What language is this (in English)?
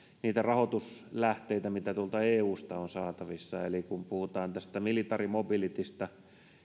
Finnish